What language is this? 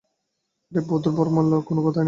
Bangla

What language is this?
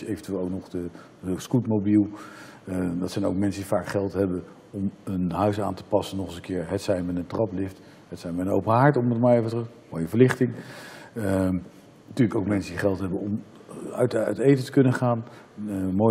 Dutch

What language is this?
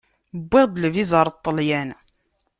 Kabyle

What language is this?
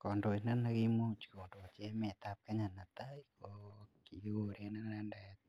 Kalenjin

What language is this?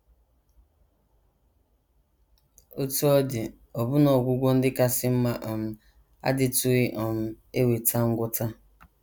Igbo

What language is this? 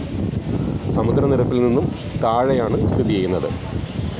Malayalam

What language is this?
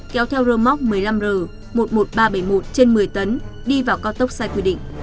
Vietnamese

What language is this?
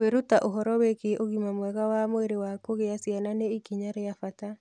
Kikuyu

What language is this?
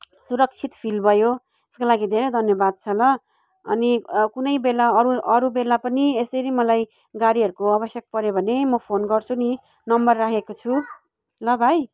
Nepali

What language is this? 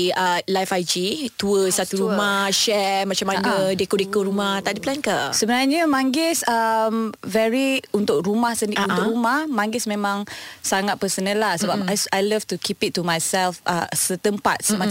Malay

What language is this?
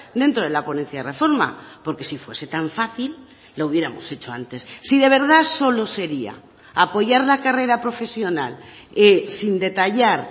Spanish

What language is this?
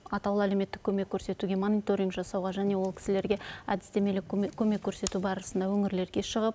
Kazakh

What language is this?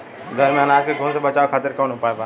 Bhojpuri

